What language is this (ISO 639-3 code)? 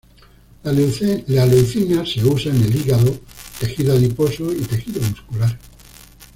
spa